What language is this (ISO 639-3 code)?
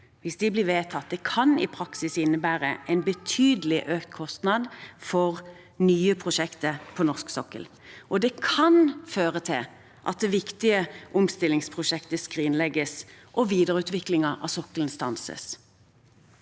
nor